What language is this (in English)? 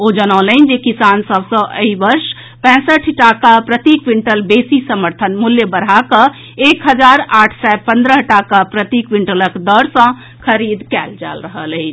Maithili